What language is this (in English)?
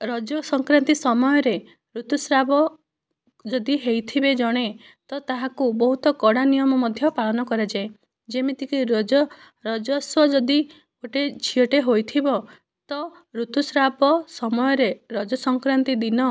Odia